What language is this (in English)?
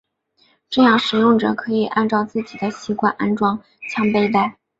Chinese